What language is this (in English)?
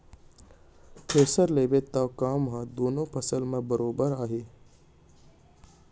Chhattisgarhi